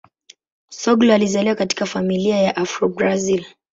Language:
Swahili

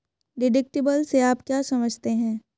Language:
Hindi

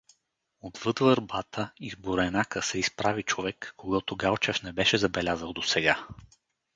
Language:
Bulgarian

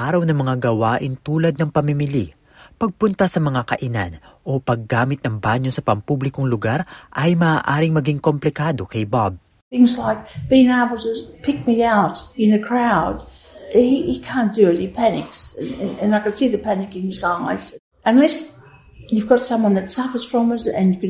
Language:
Filipino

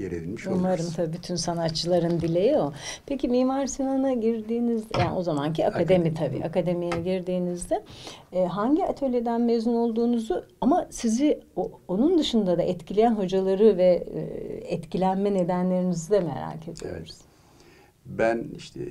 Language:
Turkish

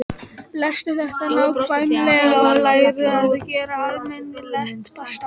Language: Icelandic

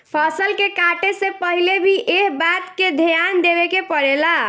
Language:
Bhojpuri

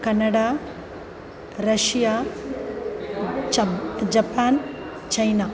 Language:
Sanskrit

